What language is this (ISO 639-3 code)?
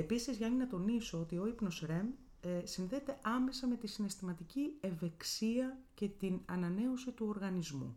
ell